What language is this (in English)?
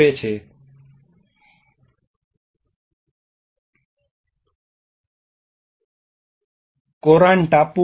Gujarati